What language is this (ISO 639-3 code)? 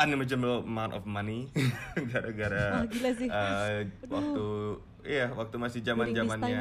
ind